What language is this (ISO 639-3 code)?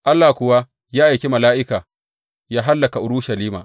hau